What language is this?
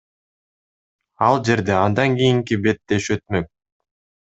Kyrgyz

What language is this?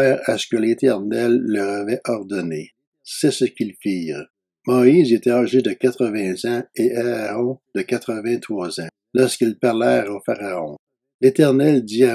French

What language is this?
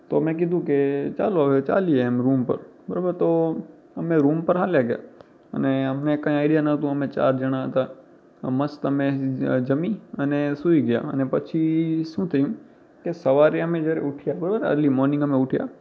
Gujarati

